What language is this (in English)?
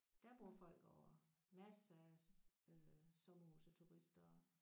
Danish